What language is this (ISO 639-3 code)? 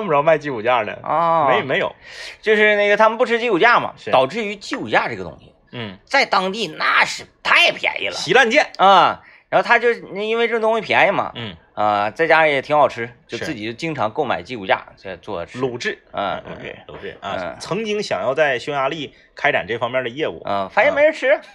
zho